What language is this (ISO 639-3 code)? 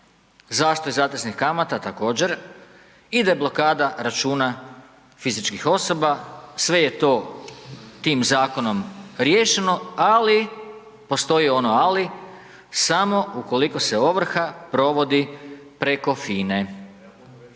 hrv